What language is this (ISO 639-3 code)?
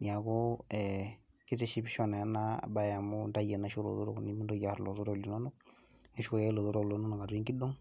mas